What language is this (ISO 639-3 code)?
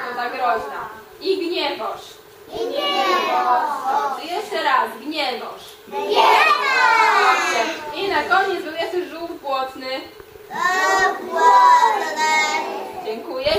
pol